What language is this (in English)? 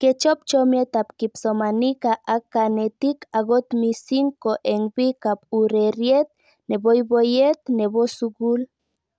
Kalenjin